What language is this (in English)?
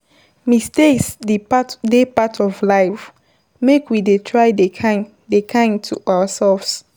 Nigerian Pidgin